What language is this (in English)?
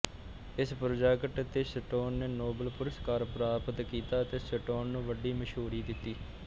Punjabi